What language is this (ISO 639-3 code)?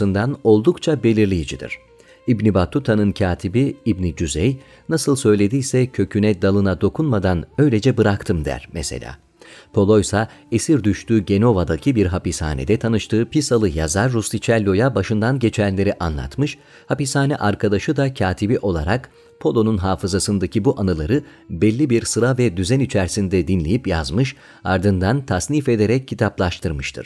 tur